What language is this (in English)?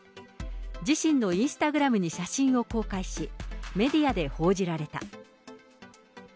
Japanese